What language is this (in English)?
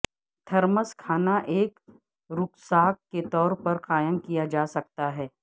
Urdu